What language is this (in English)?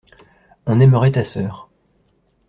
French